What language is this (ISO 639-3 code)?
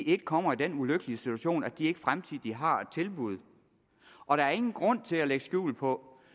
dan